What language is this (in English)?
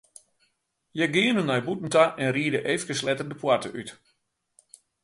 Western Frisian